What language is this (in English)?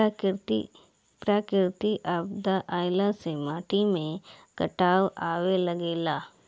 Bhojpuri